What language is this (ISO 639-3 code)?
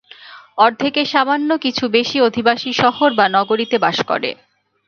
ben